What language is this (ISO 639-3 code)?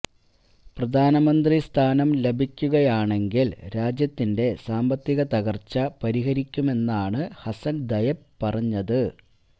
mal